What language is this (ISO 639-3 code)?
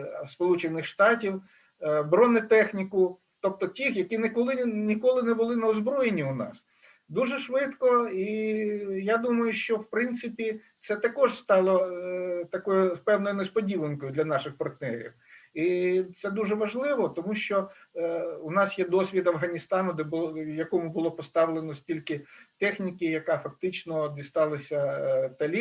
ukr